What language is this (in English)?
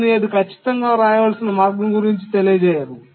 Telugu